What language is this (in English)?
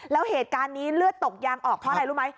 Thai